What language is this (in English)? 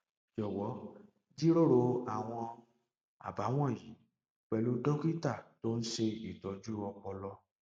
Yoruba